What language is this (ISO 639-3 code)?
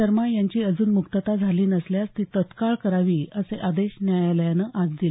mar